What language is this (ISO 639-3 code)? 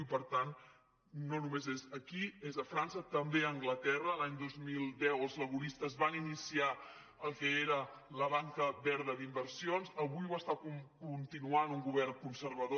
cat